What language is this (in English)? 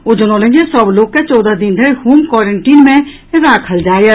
Maithili